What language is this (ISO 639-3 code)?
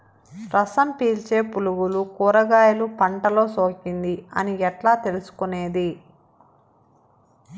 tel